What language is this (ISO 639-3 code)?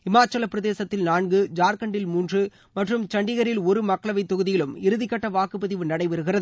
tam